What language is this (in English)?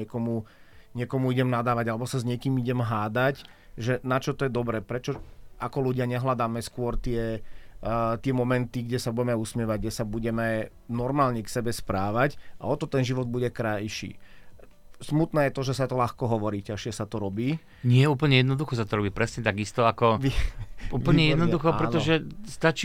Slovak